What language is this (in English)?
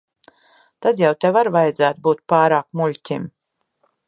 Latvian